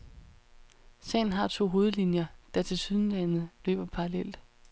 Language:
Danish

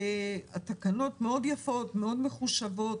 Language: Hebrew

